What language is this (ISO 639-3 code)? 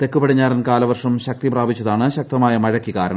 mal